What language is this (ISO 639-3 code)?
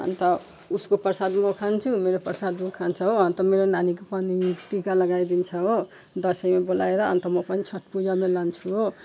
nep